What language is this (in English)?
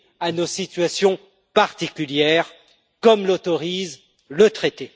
French